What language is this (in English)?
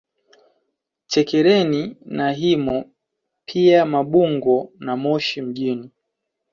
Swahili